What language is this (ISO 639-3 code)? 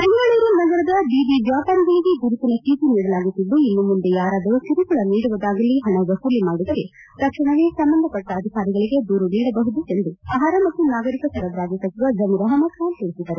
kan